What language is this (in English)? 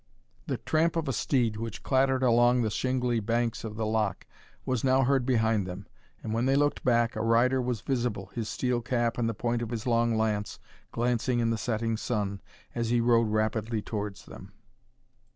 English